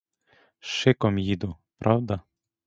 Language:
Ukrainian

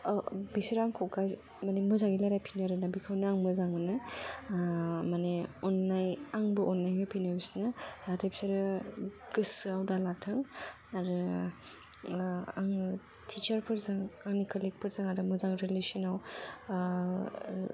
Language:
Bodo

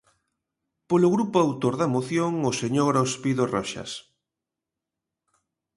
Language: Galician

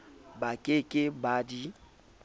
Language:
Southern Sotho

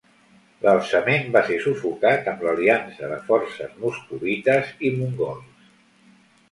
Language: Catalan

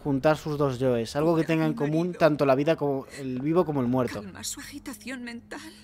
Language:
Spanish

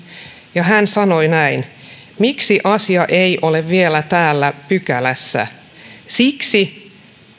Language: Finnish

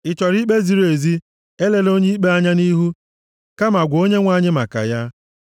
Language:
Igbo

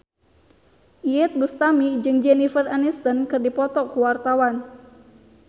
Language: Sundanese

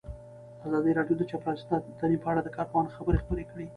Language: Pashto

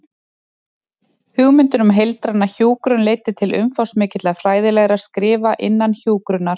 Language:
Icelandic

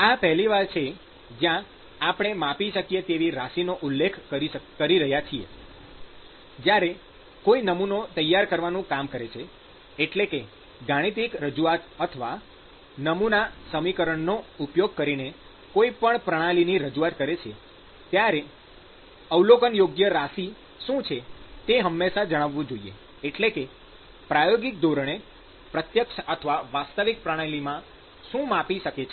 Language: Gujarati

